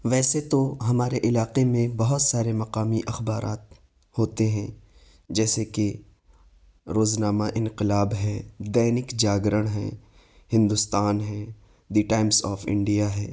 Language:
Urdu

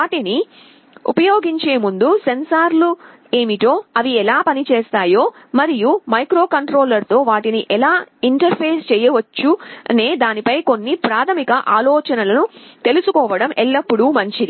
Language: Telugu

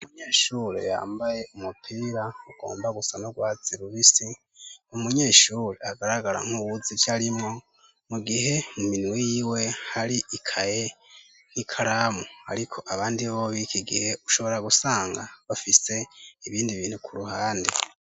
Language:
Rundi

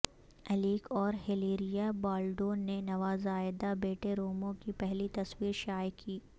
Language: Urdu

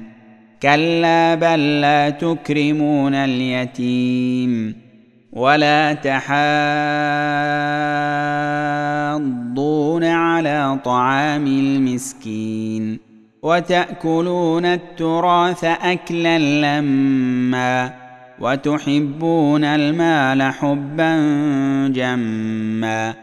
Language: Arabic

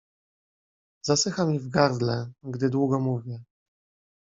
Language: Polish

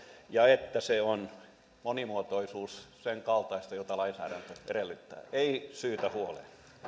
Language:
Finnish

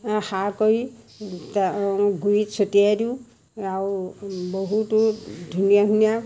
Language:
Assamese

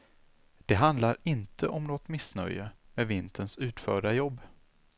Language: Swedish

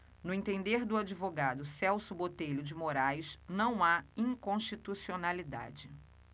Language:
Portuguese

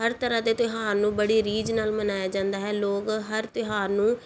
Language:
Punjabi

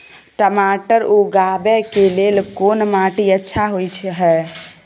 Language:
Maithili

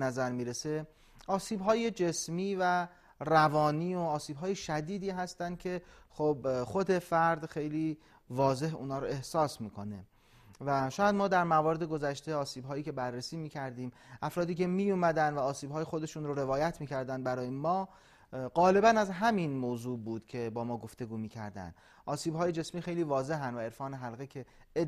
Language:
Persian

